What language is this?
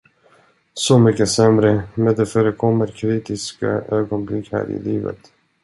Swedish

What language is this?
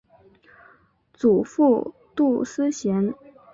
Chinese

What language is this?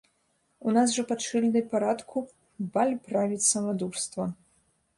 Belarusian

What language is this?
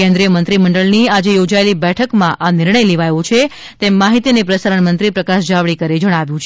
Gujarati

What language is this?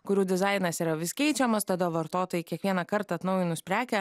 Lithuanian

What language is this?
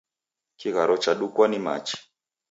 Taita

